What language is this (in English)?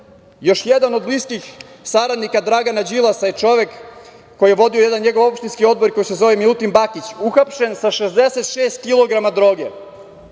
Serbian